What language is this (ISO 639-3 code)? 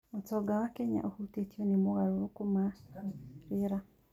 kik